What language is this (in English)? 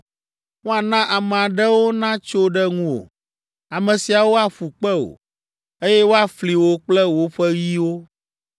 Ewe